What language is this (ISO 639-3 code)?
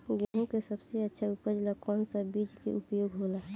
bho